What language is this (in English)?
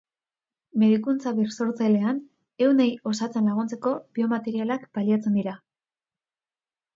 Basque